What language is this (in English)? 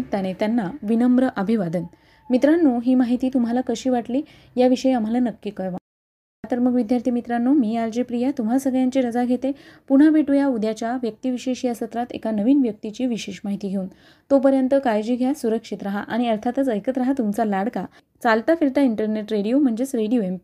Marathi